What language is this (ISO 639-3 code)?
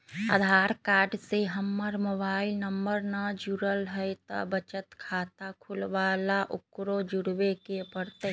mag